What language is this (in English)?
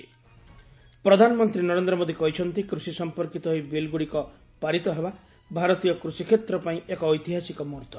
Odia